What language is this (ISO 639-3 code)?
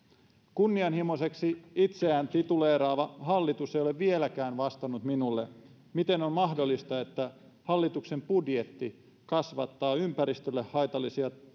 fin